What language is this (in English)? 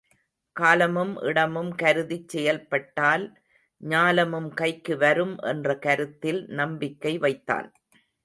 Tamil